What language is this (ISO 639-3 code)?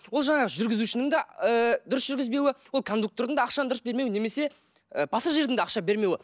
kaz